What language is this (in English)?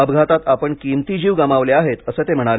Marathi